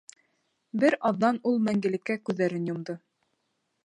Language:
Bashkir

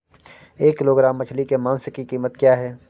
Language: Hindi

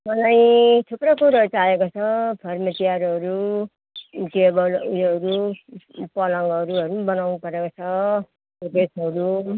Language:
Nepali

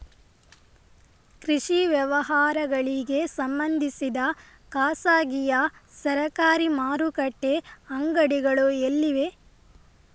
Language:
Kannada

